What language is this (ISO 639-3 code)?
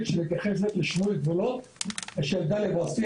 heb